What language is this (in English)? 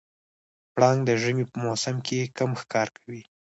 Pashto